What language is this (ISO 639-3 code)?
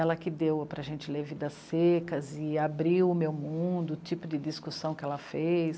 por